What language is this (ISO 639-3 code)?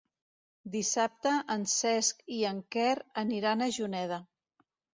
cat